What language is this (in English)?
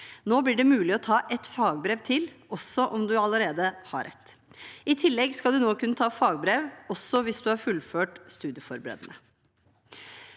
Norwegian